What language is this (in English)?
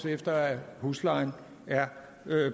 Danish